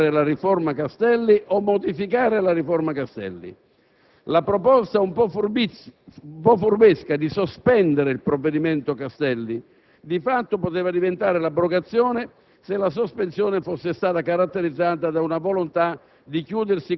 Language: Italian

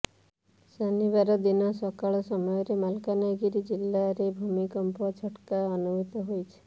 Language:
Odia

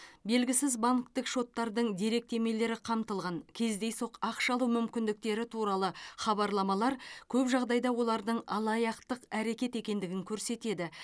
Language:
Kazakh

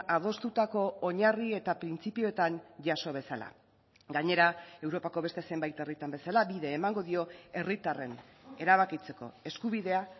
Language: Basque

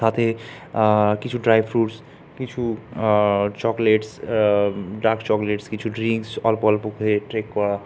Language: Bangla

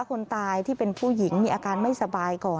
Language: Thai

